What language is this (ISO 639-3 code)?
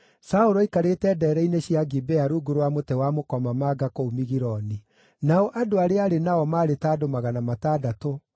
kik